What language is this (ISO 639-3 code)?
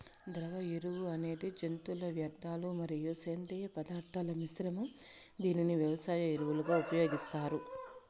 tel